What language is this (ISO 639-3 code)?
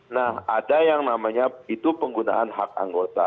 ind